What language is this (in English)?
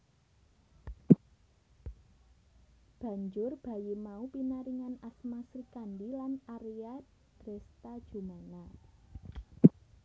Javanese